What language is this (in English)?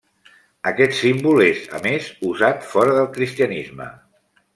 Catalan